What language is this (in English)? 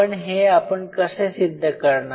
Marathi